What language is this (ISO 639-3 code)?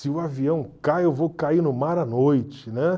por